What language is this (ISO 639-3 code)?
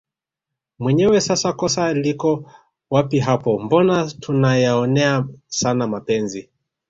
swa